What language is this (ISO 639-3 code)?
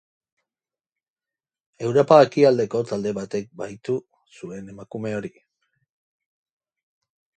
eus